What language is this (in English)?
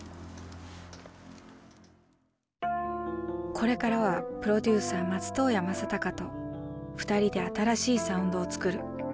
Japanese